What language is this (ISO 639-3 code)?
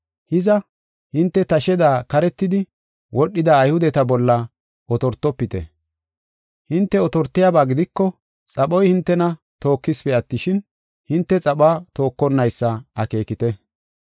gof